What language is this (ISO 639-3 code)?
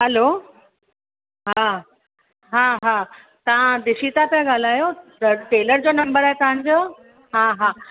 snd